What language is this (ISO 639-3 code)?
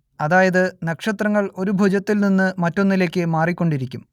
mal